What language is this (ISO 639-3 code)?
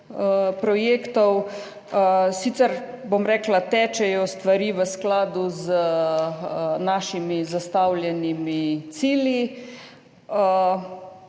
slv